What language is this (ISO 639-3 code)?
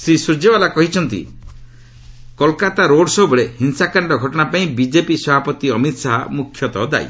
ori